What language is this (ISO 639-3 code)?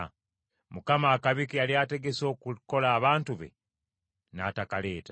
lug